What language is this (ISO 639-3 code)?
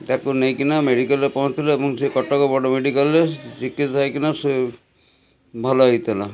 ori